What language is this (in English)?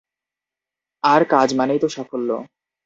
Bangla